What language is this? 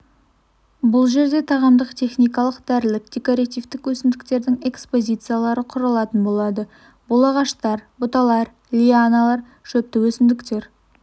Kazakh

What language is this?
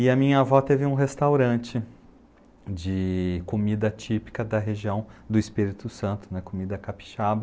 Portuguese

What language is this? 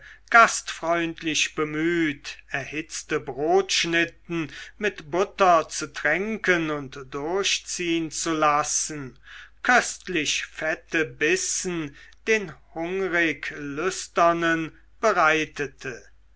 German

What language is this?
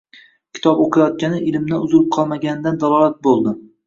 Uzbek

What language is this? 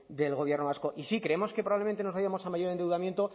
Spanish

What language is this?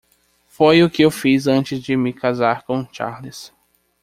Portuguese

